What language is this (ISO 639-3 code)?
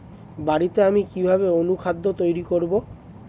ben